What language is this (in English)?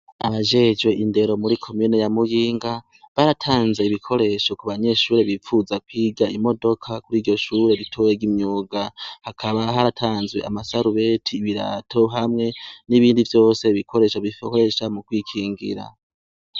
Rundi